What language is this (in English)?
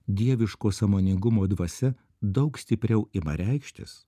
Lithuanian